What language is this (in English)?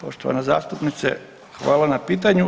Croatian